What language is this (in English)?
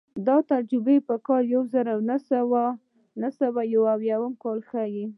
Pashto